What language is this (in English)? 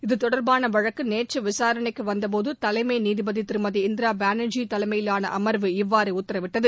Tamil